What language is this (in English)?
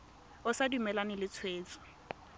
Tswana